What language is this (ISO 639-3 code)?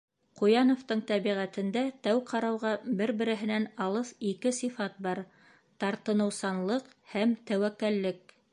bak